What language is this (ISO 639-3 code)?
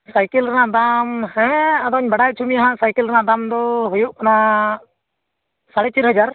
sat